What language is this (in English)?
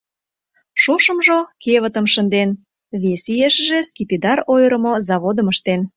Mari